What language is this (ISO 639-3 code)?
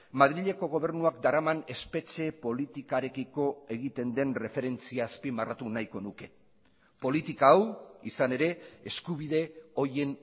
eus